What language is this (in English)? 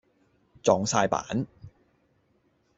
Cantonese